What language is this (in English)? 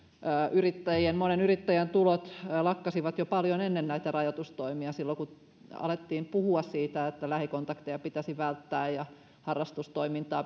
Finnish